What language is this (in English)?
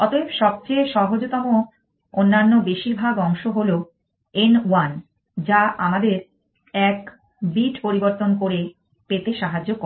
Bangla